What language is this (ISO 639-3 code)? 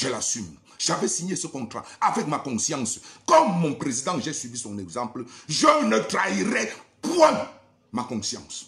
fra